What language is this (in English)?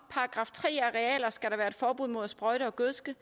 Danish